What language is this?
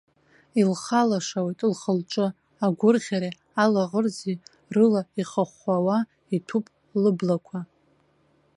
Abkhazian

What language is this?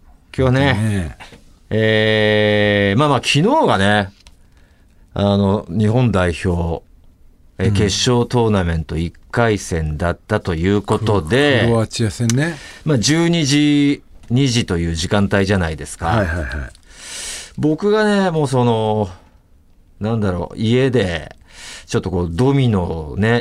Japanese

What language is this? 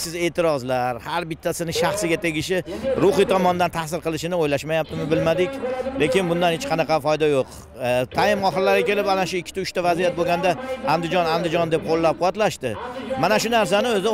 Turkish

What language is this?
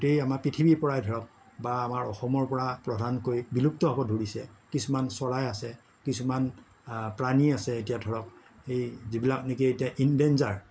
Assamese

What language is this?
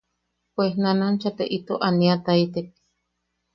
Yaqui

